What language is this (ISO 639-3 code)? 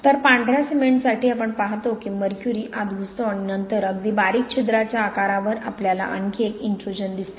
mar